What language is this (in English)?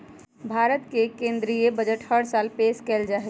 Magahi